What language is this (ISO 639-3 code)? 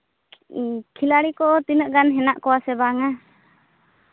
sat